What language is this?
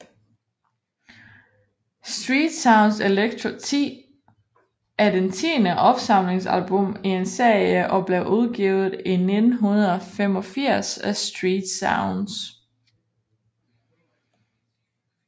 Danish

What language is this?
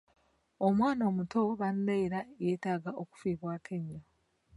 Ganda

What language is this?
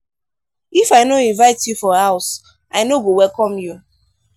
Nigerian Pidgin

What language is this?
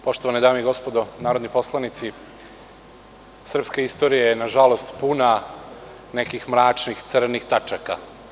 Serbian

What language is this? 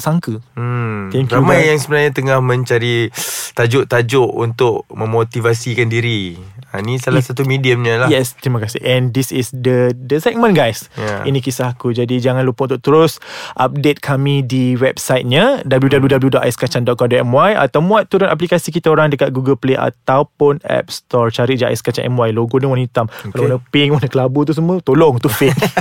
Malay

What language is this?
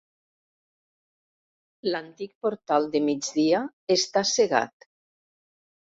Catalan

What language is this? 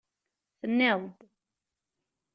Kabyle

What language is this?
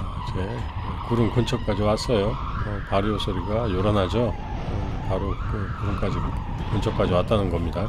Korean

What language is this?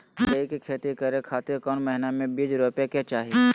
Magahi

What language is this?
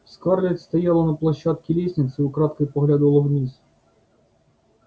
Russian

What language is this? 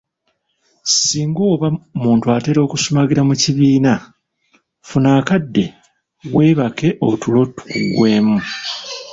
Ganda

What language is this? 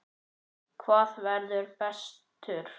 Icelandic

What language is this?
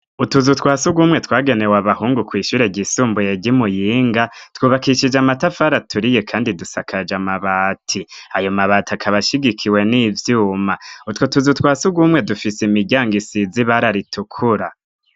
Rundi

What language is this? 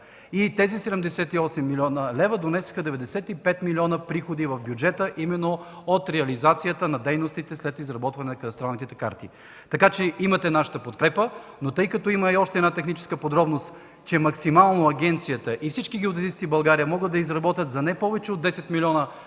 Bulgarian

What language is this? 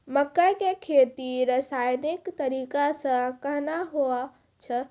Maithili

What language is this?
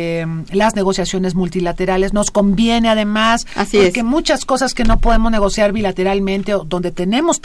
Spanish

